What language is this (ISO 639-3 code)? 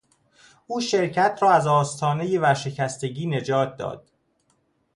fas